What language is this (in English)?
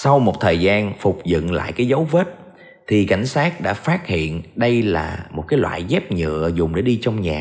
Vietnamese